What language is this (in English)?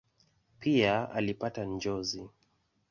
Swahili